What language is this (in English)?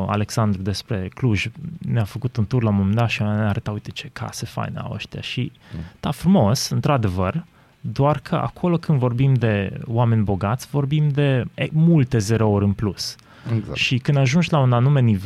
Romanian